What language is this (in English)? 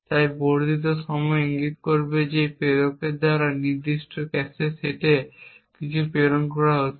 Bangla